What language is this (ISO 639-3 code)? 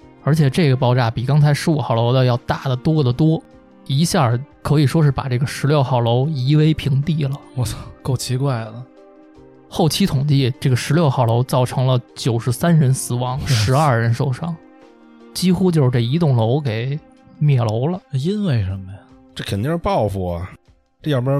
zho